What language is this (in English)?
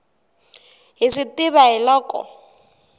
Tsonga